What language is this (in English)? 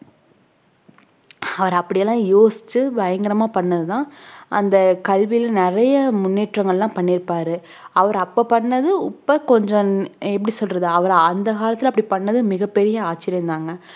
Tamil